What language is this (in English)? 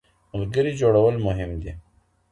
Pashto